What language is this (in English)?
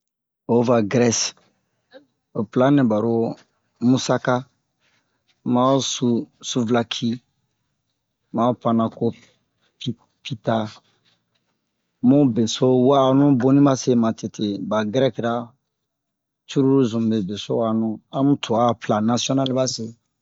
Bomu